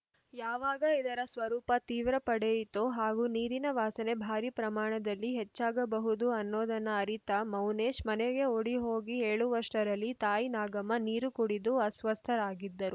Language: Kannada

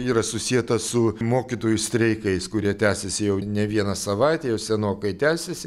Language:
Lithuanian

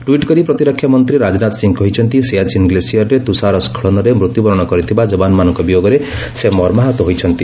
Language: Odia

